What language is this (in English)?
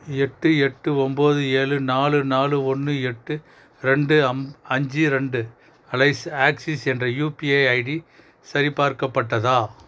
Tamil